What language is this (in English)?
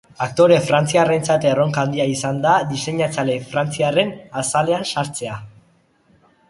Basque